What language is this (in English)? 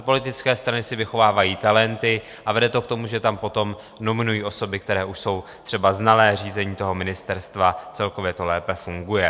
Czech